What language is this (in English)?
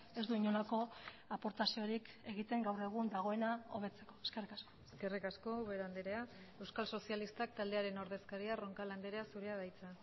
Basque